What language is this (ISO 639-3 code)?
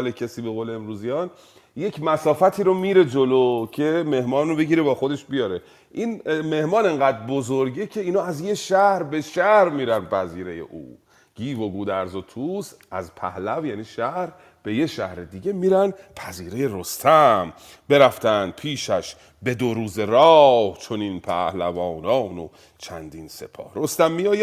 fas